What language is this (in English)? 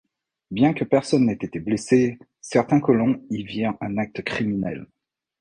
French